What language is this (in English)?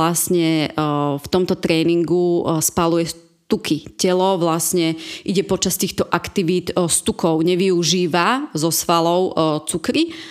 Slovak